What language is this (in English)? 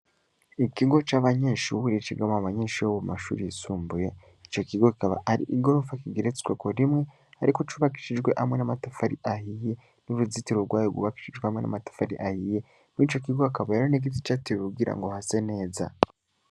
Rundi